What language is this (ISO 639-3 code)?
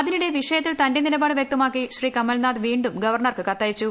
mal